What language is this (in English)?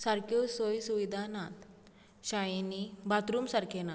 Konkani